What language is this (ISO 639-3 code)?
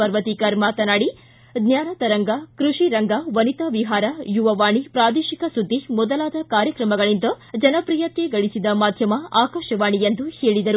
kan